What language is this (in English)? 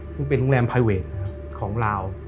Thai